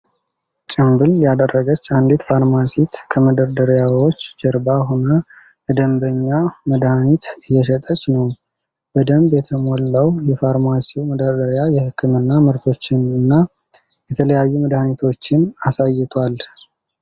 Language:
Amharic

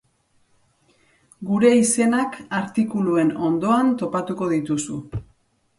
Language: Basque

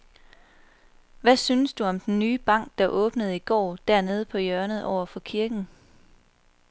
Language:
Danish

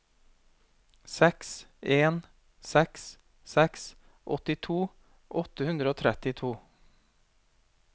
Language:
Norwegian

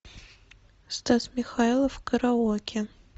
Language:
Russian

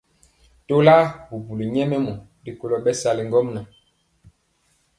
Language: Mpiemo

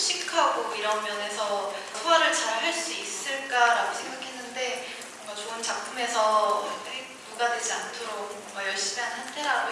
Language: Korean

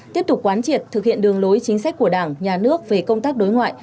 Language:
Vietnamese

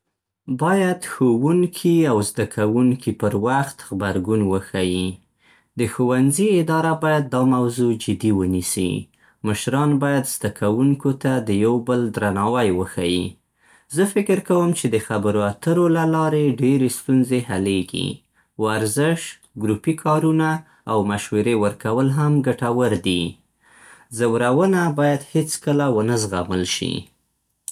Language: Central Pashto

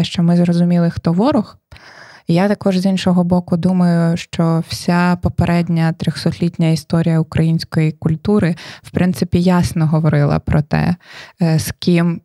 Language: Ukrainian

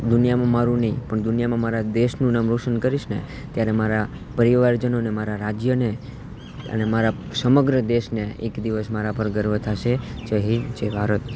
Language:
Gujarati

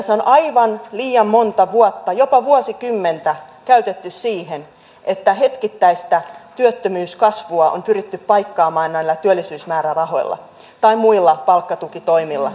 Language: Finnish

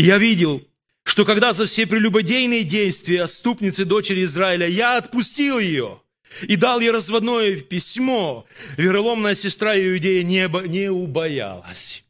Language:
Russian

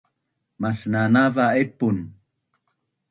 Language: Bunun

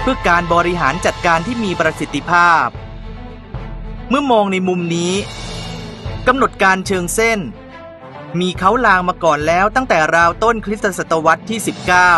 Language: Thai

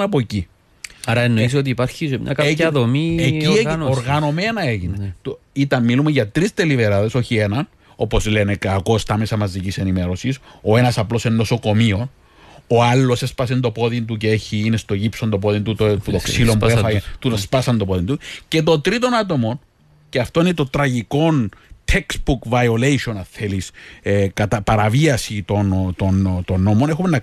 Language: Greek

